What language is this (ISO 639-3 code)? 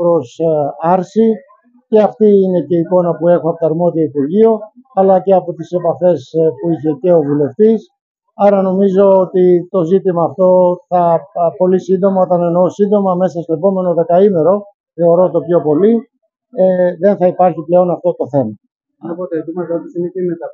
ell